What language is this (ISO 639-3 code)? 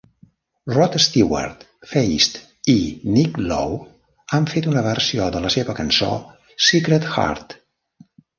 cat